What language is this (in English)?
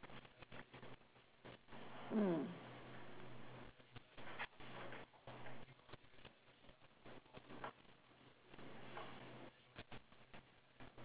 English